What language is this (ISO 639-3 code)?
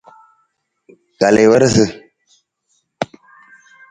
nmz